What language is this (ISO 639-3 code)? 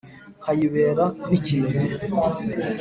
kin